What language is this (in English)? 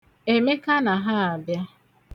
Igbo